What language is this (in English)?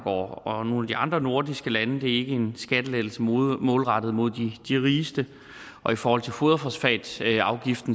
Danish